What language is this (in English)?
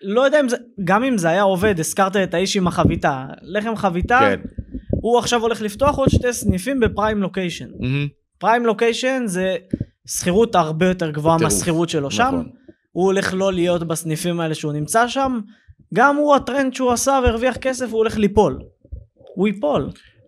Hebrew